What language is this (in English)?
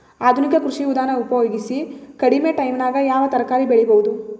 Kannada